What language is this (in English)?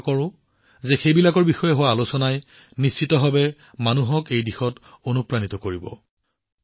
Assamese